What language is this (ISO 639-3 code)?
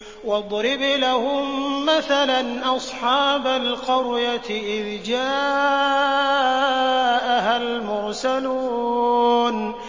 ara